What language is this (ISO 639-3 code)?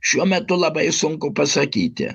lit